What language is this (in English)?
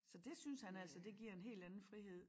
Danish